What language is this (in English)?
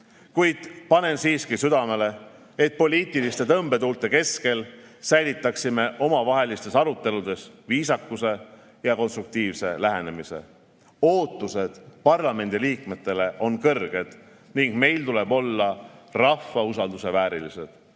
Estonian